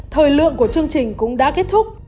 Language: Vietnamese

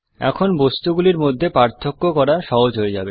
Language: Bangla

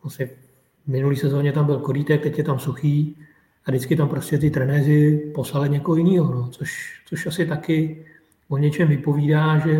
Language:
Czech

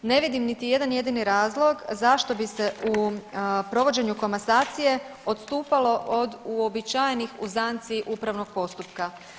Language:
Croatian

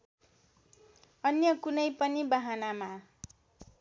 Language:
Nepali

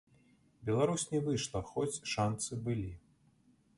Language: Belarusian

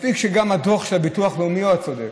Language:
Hebrew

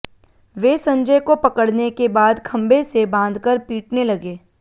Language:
Hindi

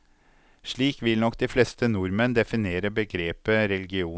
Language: Norwegian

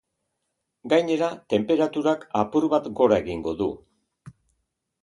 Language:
Basque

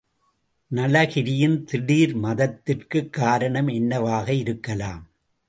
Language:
Tamil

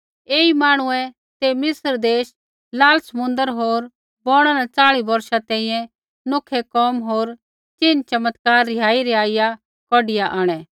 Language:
Kullu Pahari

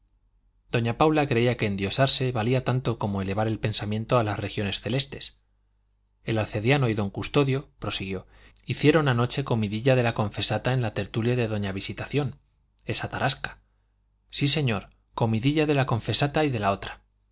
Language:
Spanish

